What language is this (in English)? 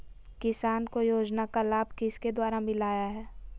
Magahi